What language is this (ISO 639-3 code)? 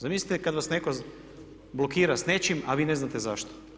hrv